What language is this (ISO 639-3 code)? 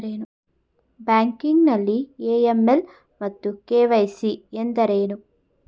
kan